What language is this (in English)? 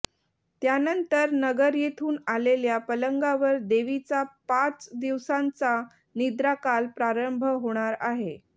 Marathi